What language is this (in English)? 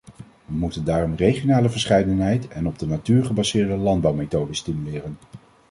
Dutch